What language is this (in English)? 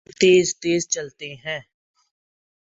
Urdu